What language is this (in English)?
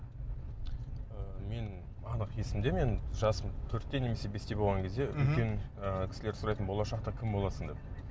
Kazakh